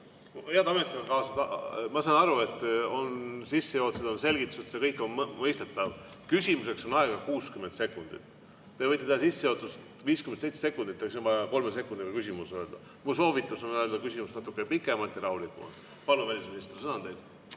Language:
Estonian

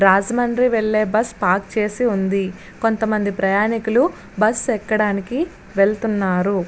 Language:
Telugu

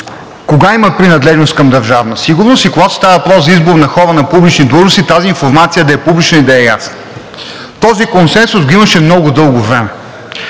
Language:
Bulgarian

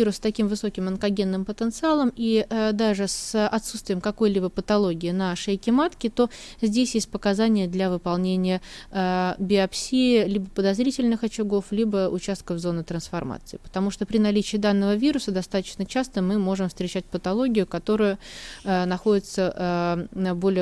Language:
Russian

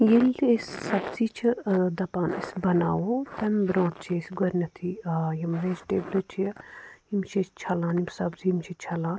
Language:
Kashmiri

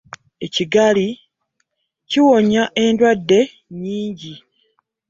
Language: Ganda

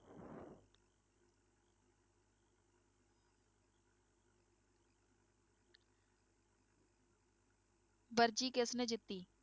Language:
Punjabi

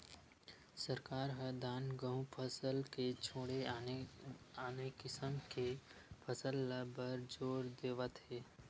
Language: Chhattisgarhi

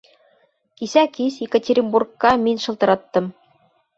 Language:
Bashkir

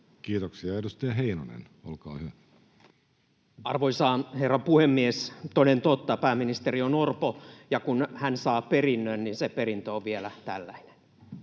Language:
Finnish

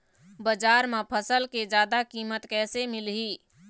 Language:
Chhattisgarhi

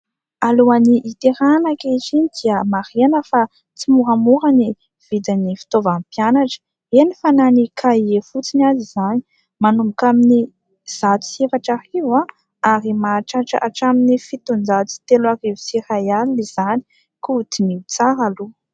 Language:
Malagasy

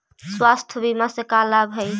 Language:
Magahi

